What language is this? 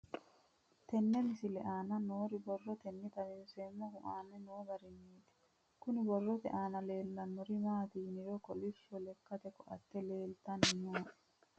Sidamo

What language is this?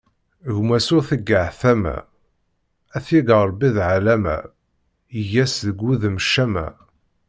Kabyle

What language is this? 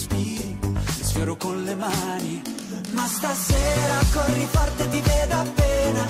Italian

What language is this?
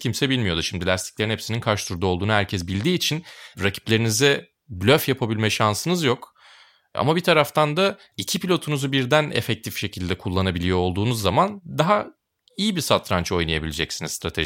Turkish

